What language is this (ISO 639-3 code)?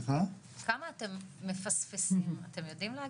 heb